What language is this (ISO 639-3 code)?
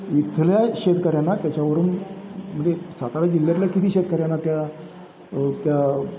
mar